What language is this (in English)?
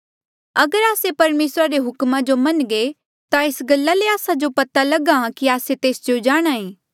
Mandeali